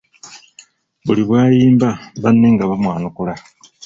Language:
Ganda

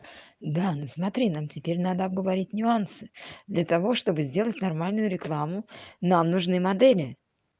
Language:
Russian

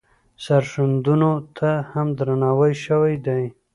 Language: Pashto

